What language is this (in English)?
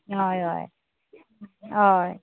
Konkani